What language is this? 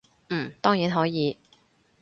Cantonese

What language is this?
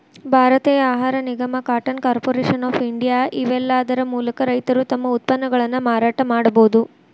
Kannada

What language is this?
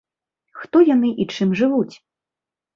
Belarusian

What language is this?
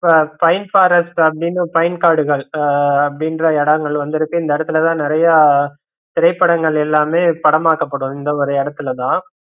Tamil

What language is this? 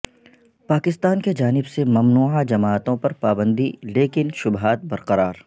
Urdu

